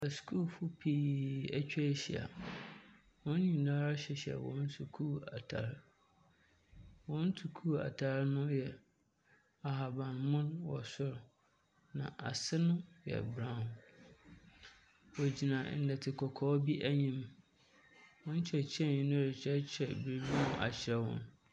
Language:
Akan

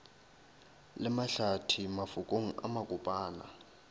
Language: Northern Sotho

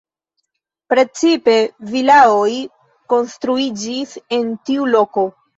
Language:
Esperanto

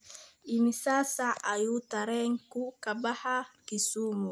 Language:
Somali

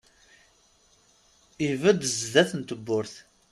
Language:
Kabyle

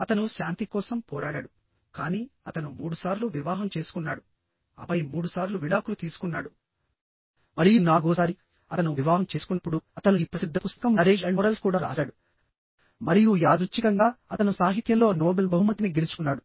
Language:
Telugu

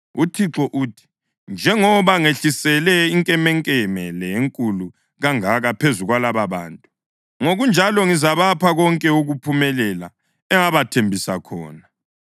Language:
North Ndebele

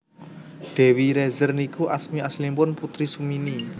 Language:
Javanese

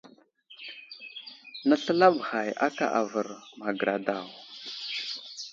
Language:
Wuzlam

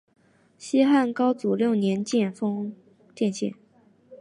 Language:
Chinese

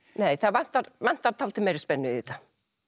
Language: Icelandic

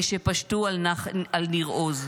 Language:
Hebrew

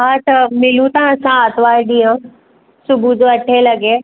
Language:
Sindhi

